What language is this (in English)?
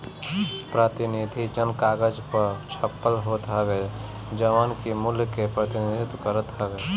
Bhojpuri